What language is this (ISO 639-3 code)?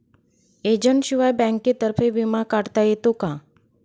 mar